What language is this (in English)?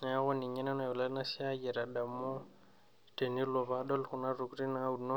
Masai